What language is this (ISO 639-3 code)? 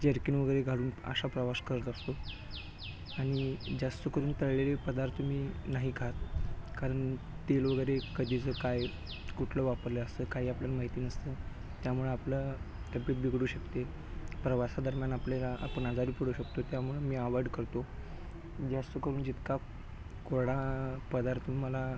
mar